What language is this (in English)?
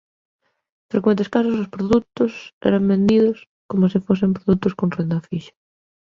Galician